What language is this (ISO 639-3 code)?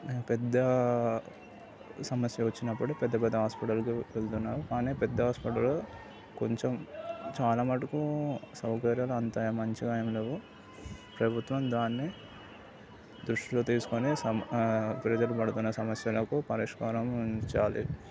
tel